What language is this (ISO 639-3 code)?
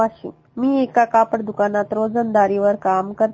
mar